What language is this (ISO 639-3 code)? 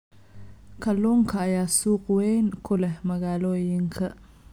som